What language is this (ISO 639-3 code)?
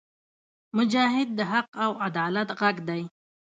pus